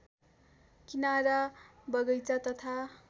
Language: Nepali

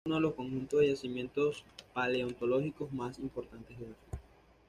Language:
Spanish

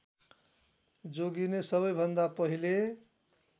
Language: Nepali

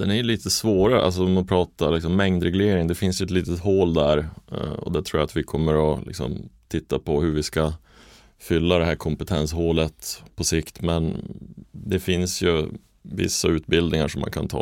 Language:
Swedish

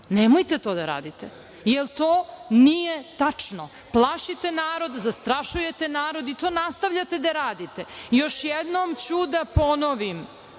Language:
Serbian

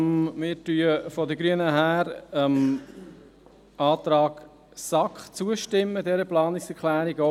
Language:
Swiss German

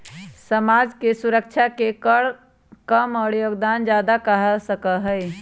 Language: Magahi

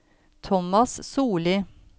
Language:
Norwegian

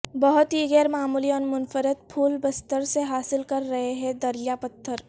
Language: Urdu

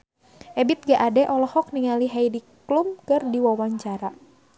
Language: Sundanese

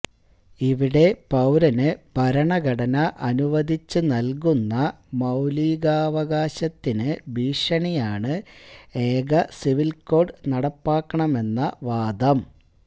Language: Malayalam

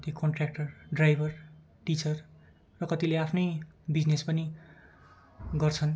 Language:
Nepali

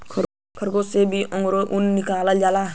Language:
Bhojpuri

